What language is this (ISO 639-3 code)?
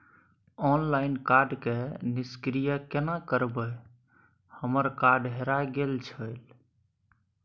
mai